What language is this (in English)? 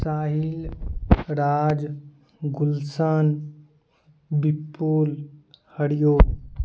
Maithili